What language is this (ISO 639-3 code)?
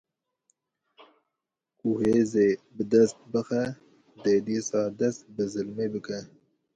kur